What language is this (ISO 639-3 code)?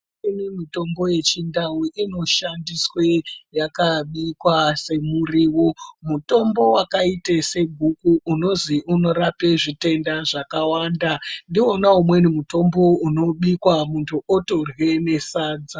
ndc